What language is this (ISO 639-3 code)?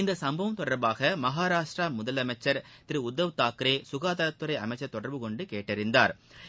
tam